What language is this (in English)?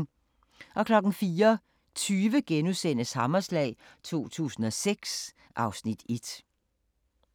Danish